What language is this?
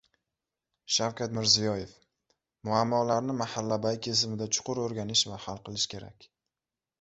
Uzbek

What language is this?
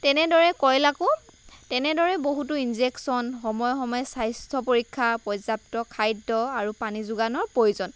Assamese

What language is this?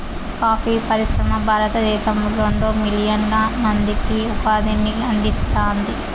Telugu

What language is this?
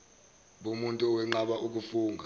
Zulu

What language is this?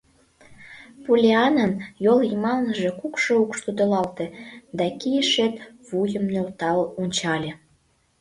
Mari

